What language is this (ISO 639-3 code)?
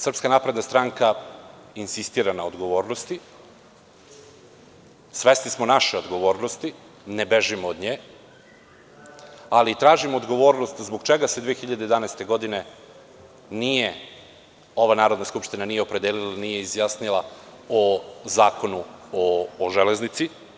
srp